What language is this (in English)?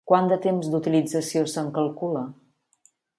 Catalan